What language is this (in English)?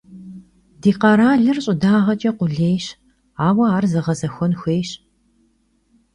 Kabardian